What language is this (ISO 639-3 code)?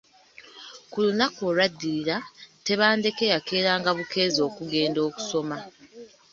lug